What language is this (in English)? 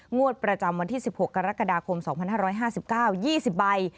Thai